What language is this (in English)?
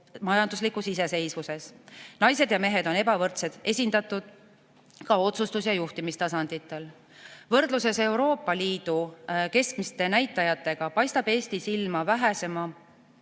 Estonian